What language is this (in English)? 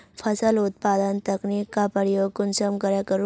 Magahi